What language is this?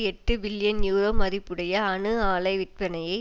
Tamil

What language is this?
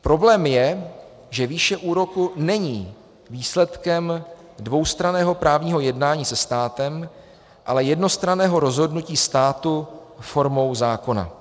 Czech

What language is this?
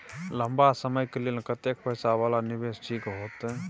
Maithili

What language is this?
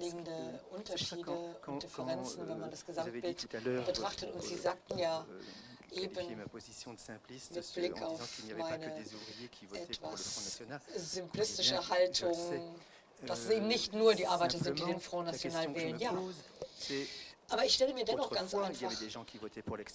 German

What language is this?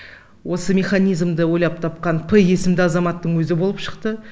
Kazakh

